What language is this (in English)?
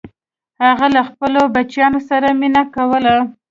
Pashto